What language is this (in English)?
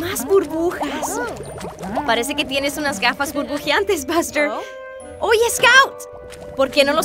Spanish